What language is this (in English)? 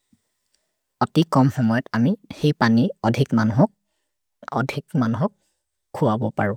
Maria (India)